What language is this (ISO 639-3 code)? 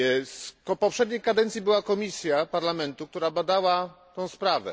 pol